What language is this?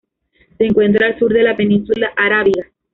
Spanish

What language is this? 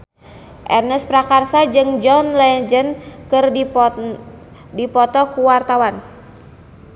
Sundanese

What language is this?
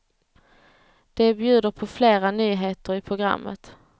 Swedish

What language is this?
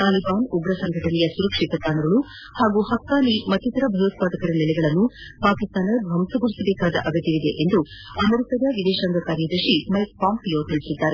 Kannada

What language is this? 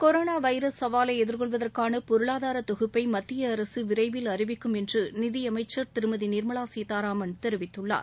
Tamil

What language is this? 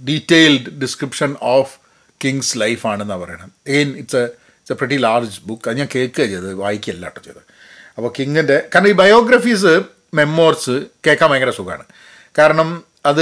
Malayalam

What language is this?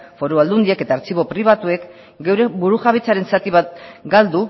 Basque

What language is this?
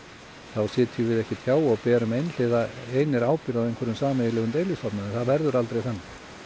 Icelandic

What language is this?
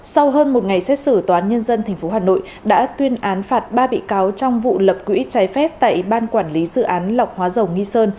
Vietnamese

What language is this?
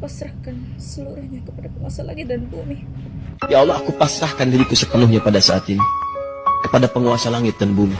Indonesian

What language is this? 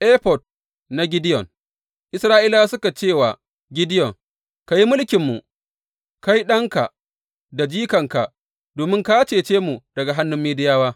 Hausa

